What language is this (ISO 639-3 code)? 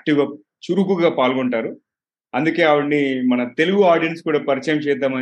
tel